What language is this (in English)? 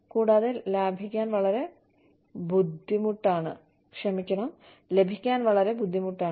Malayalam